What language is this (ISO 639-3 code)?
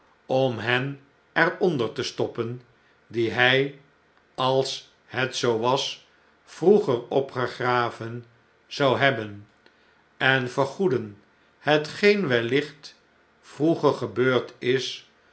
nld